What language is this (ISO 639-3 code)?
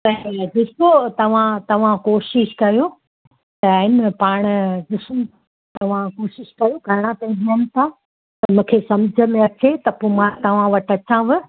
snd